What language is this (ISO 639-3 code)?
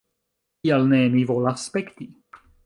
epo